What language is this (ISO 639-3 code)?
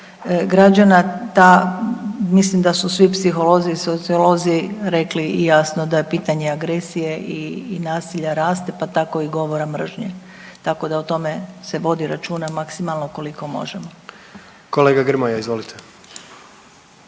hrv